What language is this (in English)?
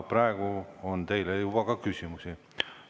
Estonian